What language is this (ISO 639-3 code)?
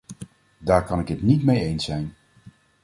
nld